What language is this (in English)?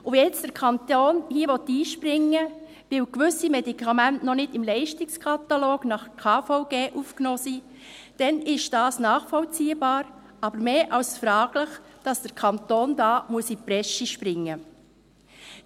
Swiss German